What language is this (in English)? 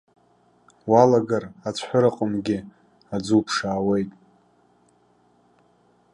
Abkhazian